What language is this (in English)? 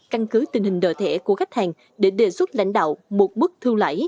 Vietnamese